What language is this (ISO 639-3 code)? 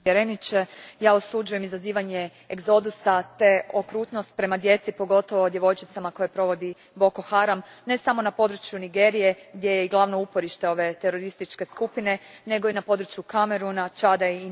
hrv